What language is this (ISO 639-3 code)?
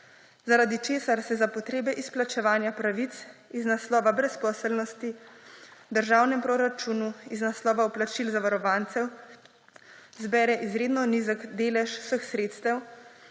slv